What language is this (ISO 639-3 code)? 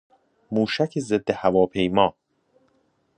fas